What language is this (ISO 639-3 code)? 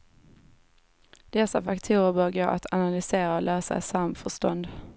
swe